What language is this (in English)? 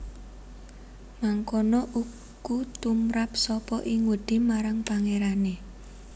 Javanese